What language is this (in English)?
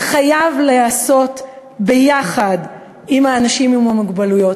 Hebrew